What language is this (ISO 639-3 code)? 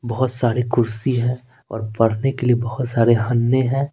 hin